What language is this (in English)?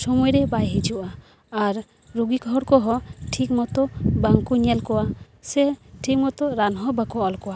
Santali